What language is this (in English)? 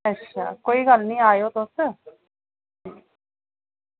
Dogri